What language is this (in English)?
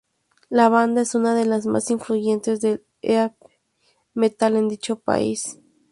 Spanish